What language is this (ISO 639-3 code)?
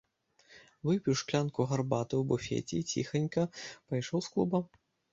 bel